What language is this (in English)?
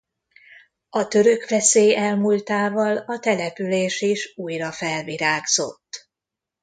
Hungarian